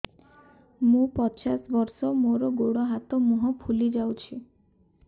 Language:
Odia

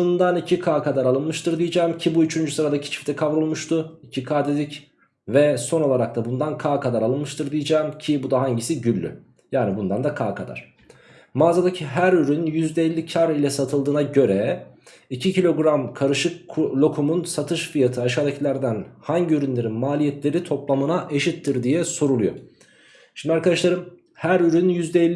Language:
Turkish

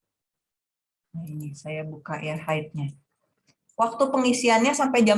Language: Indonesian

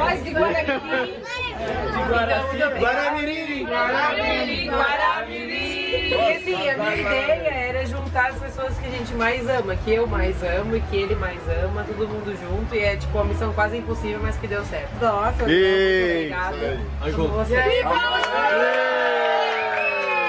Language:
Portuguese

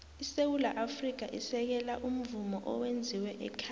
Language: South Ndebele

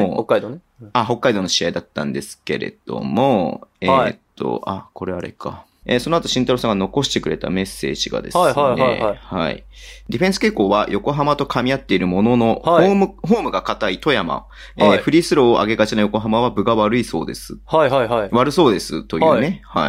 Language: Japanese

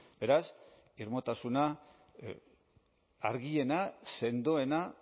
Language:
Basque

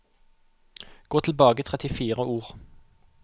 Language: Norwegian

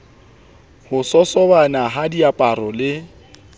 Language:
Southern Sotho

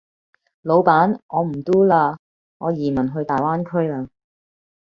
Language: Cantonese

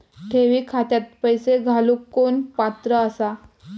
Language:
Marathi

